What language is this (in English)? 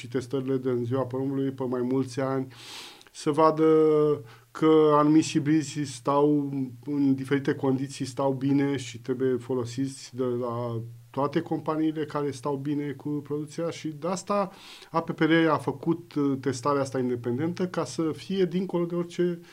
Romanian